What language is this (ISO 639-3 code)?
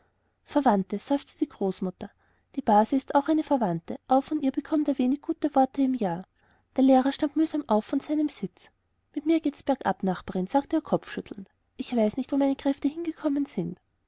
deu